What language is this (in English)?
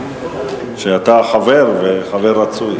Hebrew